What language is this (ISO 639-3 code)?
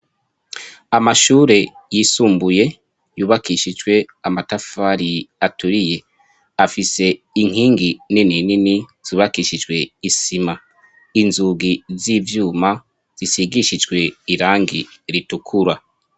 run